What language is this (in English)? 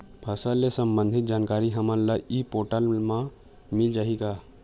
Chhattisgarhi